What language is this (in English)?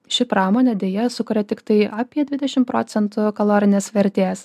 Lithuanian